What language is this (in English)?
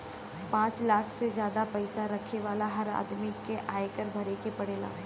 Bhojpuri